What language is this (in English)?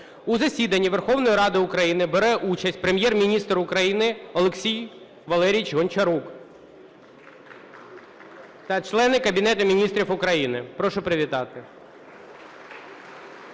Ukrainian